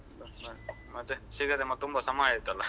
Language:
Kannada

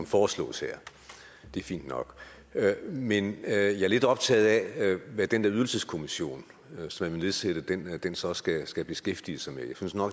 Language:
Danish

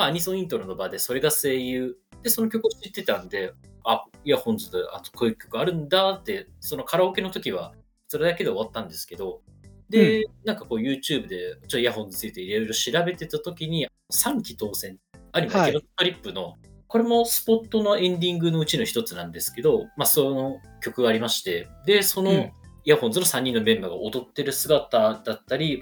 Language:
Japanese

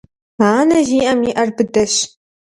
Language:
Kabardian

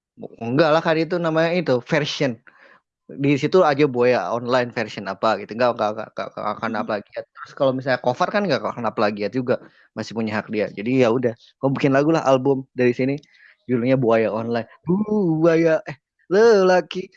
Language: Indonesian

